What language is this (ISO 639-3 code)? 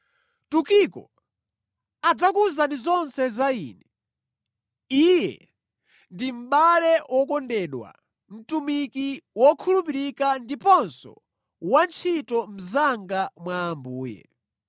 nya